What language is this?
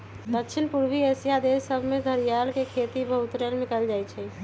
Magahi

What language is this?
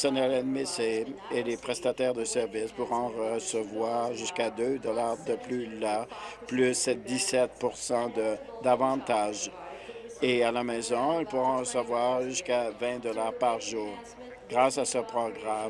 French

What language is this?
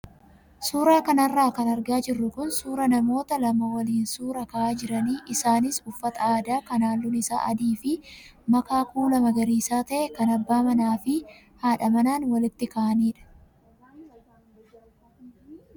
Oromo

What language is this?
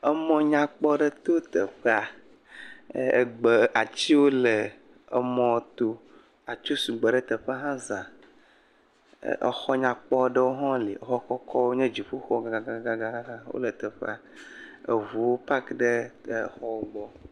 Ewe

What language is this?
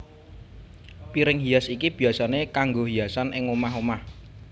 Javanese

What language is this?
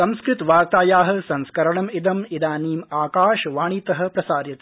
Sanskrit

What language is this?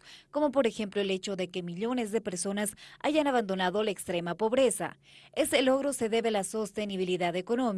Spanish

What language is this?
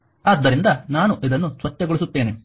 Kannada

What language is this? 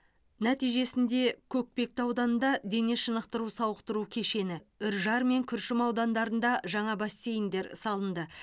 Kazakh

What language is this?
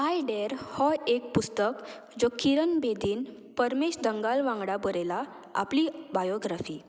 Konkani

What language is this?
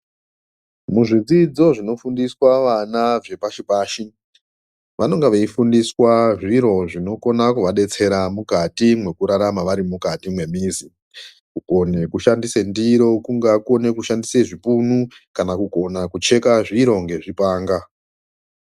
Ndau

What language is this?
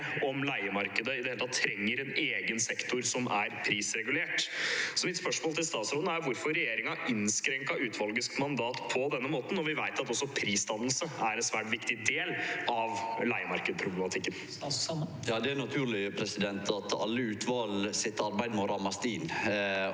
Norwegian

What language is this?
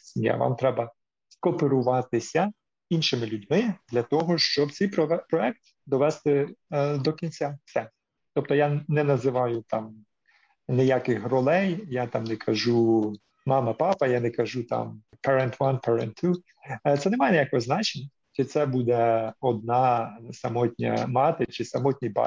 Ukrainian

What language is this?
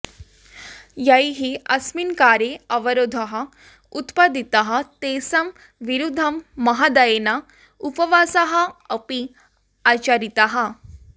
Sanskrit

